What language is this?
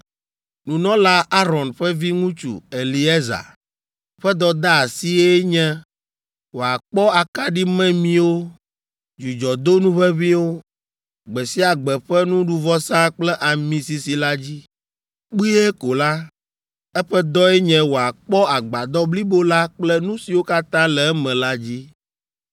Ewe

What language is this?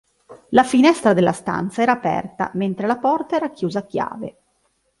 Italian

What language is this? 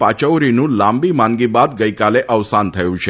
Gujarati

